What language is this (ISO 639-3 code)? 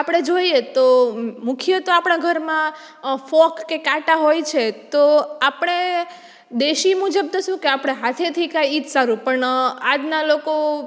guj